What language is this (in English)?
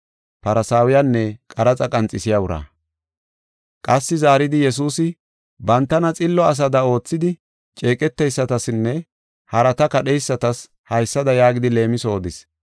Gofa